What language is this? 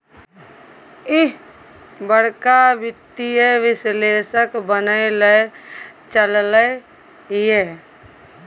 Maithili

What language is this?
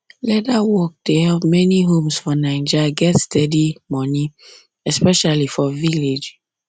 Nigerian Pidgin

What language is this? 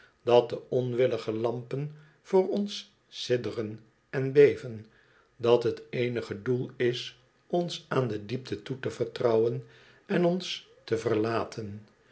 Dutch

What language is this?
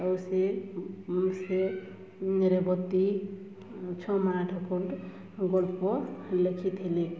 Odia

